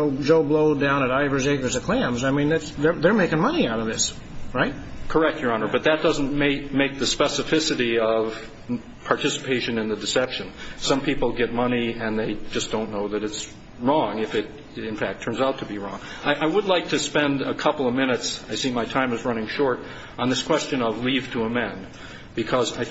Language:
English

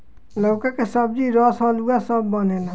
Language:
Bhojpuri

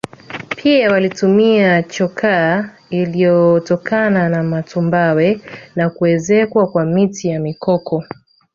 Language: Swahili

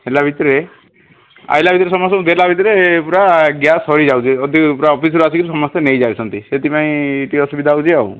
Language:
Odia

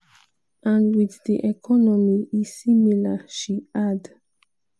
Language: Nigerian Pidgin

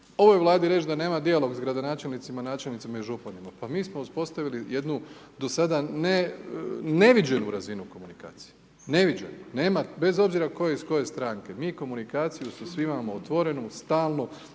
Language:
Croatian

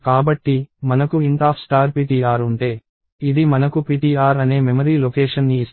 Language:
Telugu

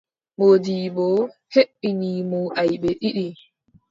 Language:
Adamawa Fulfulde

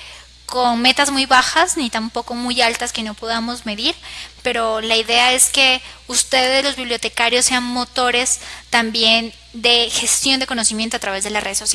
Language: Spanish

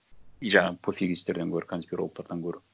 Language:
Kazakh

